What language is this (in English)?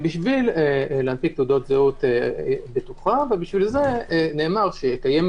Hebrew